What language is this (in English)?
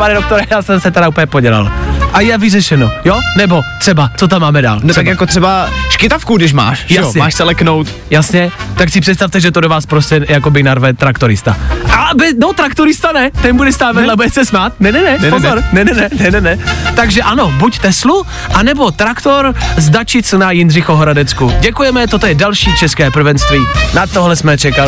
Czech